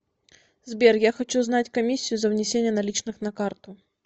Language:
Russian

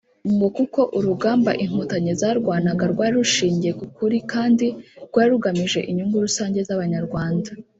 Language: Kinyarwanda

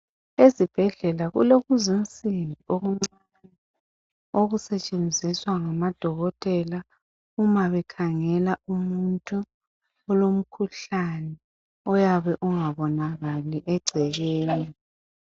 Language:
North Ndebele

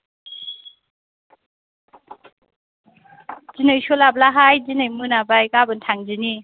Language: Bodo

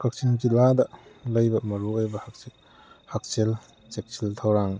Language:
Manipuri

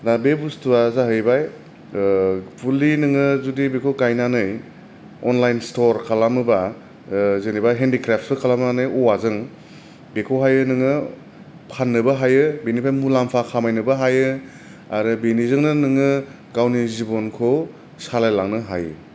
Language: Bodo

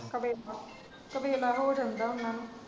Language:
Punjabi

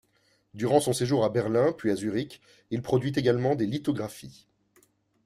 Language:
French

